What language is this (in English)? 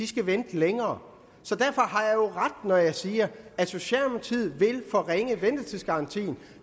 Danish